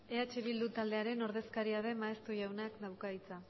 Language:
Basque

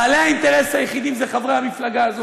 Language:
Hebrew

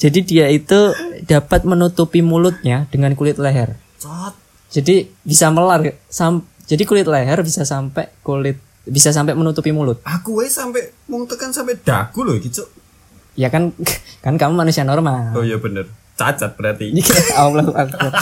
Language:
Indonesian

